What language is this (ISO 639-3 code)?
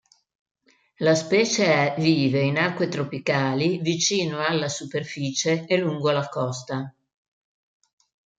ita